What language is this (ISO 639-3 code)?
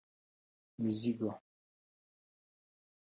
kin